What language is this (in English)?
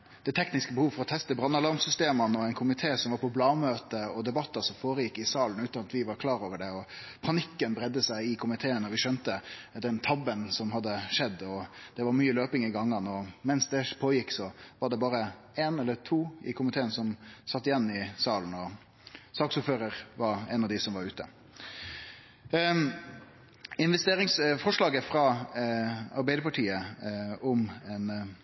Norwegian Nynorsk